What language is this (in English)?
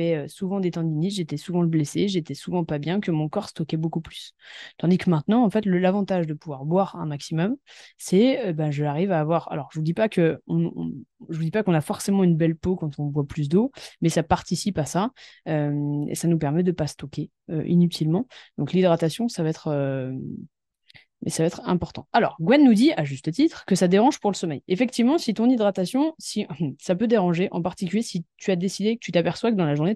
French